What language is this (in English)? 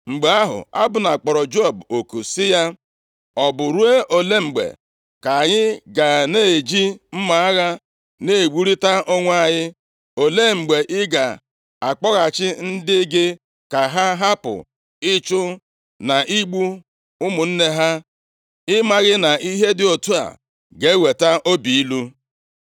Igbo